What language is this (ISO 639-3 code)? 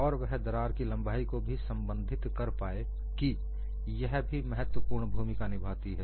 hin